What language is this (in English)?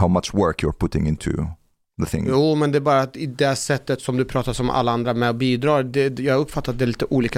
Swedish